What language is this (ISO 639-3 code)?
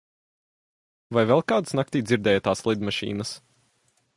lav